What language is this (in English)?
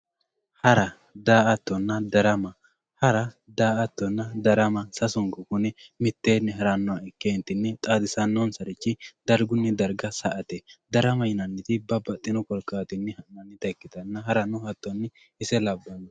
Sidamo